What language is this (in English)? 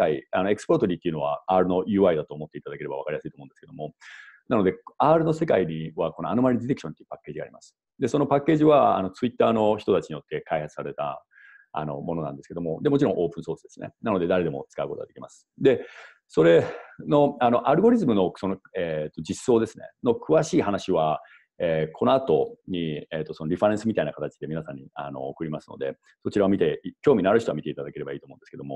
Japanese